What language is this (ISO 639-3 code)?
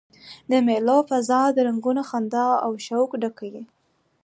pus